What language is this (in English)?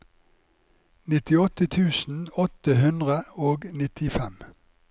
Norwegian